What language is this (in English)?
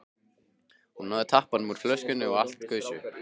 Icelandic